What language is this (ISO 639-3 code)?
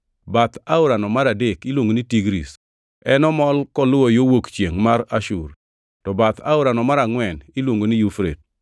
luo